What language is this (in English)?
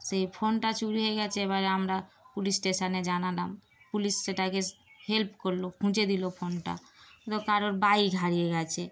Bangla